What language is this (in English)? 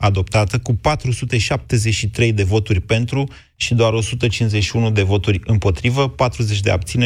Romanian